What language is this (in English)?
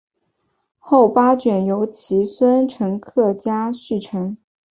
Chinese